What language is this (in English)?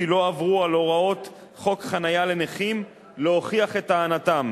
Hebrew